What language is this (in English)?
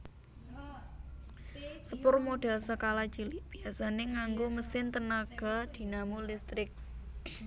Javanese